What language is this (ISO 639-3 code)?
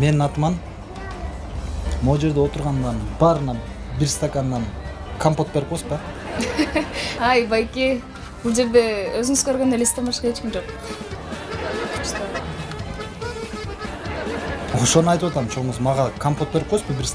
tur